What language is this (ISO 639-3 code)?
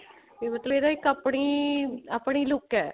pan